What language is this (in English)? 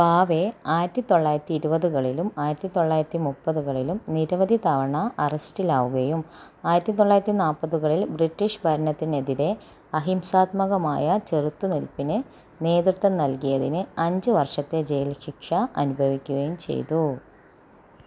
Malayalam